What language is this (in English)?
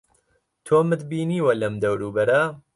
Central Kurdish